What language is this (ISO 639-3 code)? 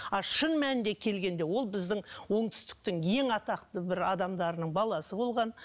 kaz